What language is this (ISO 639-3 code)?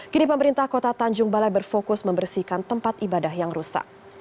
ind